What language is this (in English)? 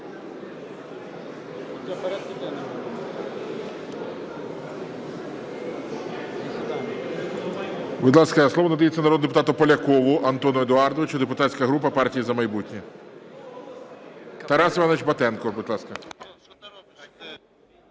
Ukrainian